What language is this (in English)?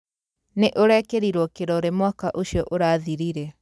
Kikuyu